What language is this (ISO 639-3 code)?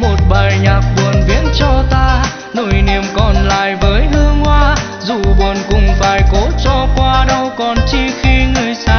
vie